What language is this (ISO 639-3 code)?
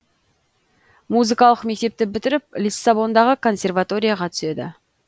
kaz